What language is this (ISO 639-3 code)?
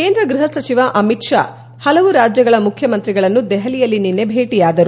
kan